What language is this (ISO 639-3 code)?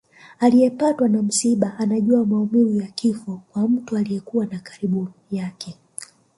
swa